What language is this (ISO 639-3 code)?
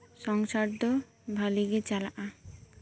sat